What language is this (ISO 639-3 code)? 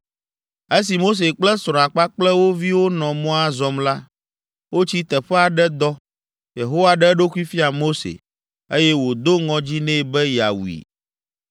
ewe